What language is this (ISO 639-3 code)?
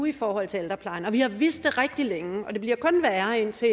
dan